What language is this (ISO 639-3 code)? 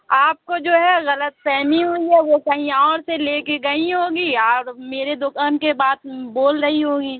urd